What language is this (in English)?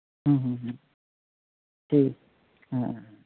Santali